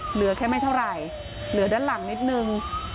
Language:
Thai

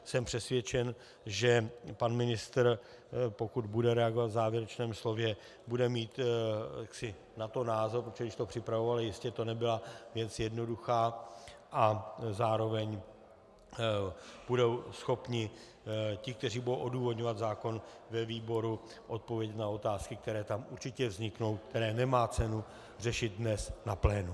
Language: Czech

